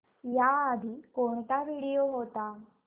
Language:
Marathi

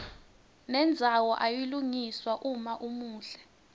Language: Swati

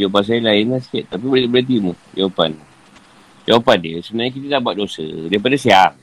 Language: Malay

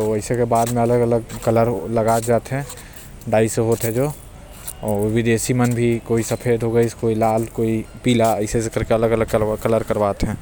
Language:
Korwa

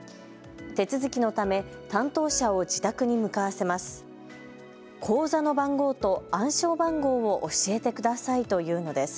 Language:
Japanese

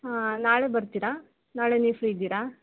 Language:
Kannada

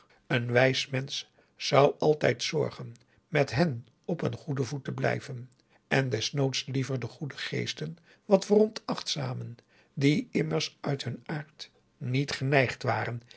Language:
Dutch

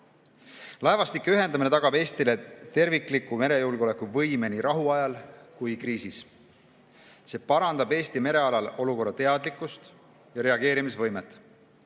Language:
Estonian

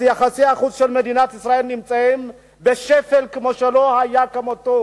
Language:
Hebrew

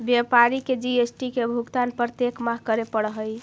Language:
Magahi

